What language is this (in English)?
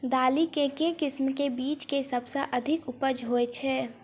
Maithili